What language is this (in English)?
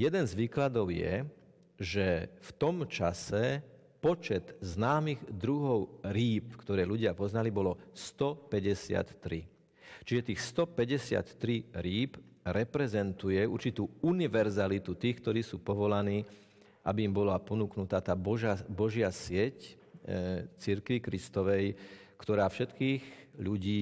Slovak